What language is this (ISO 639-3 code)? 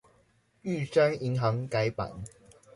zho